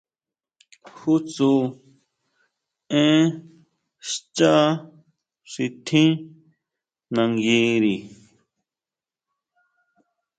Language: Huautla Mazatec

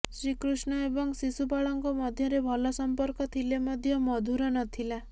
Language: Odia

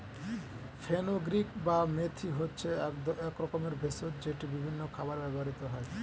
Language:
Bangla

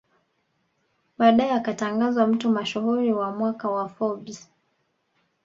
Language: Swahili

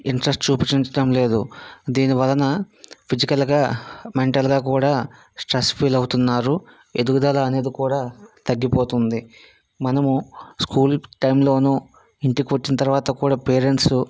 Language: Telugu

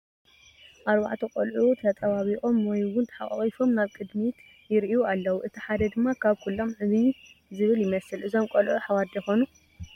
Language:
Tigrinya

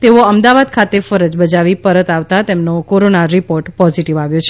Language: Gujarati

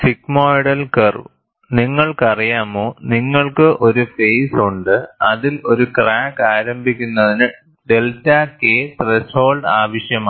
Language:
Malayalam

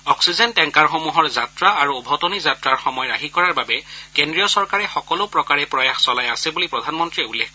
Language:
Assamese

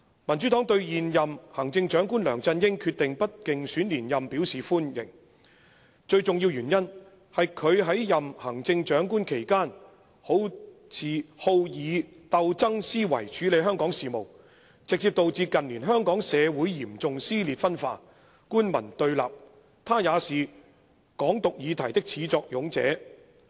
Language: Cantonese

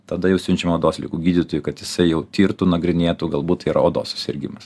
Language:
Lithuanian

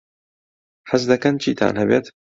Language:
Central Kurdish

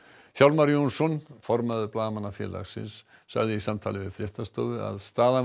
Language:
Icelandic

